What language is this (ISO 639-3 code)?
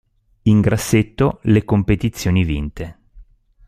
ita